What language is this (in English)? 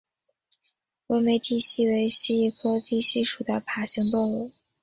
Chinese